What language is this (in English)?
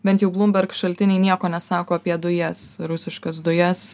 Lithuanian